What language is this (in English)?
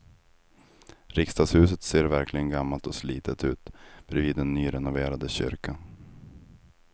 Swedish